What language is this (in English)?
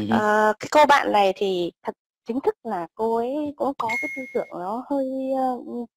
Vietnamese